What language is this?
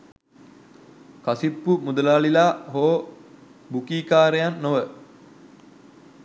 Sinhala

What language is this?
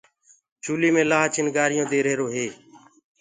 Gurgula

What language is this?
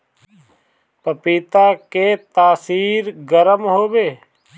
Bhojpuri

